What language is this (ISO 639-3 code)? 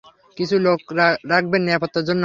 ben